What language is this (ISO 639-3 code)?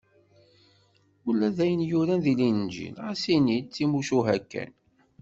kab